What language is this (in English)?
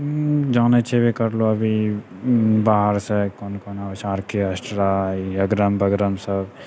Maithili